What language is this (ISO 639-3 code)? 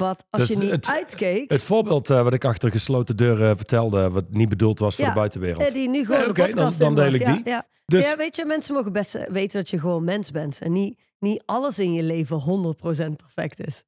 nld